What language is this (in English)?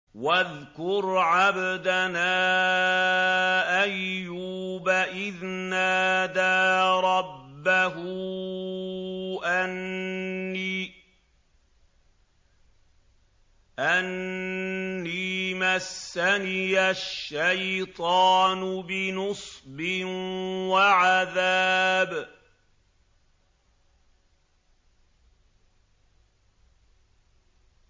Arabic